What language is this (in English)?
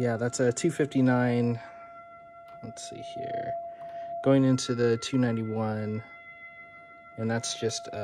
English